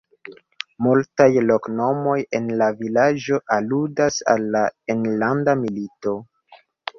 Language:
Esperanto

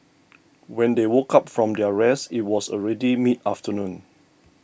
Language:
English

